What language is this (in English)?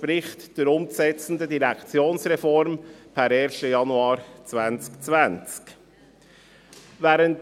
Swiss German